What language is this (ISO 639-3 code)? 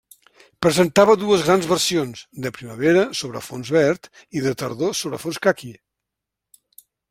cat